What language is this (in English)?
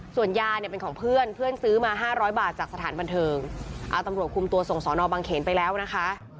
Thai